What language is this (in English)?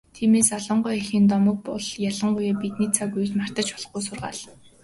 Mongolian